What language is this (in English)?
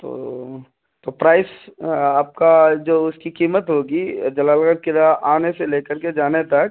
Urdu